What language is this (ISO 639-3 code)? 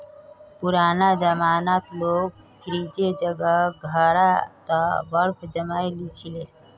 mag